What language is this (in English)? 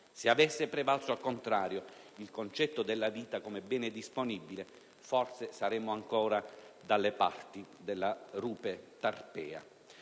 Italian